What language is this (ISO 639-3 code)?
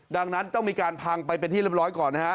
tha